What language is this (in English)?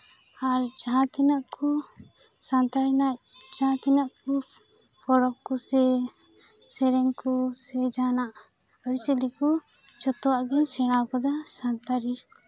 Santali